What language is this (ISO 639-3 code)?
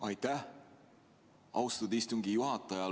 est